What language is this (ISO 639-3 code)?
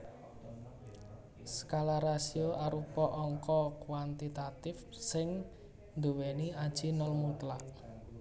jav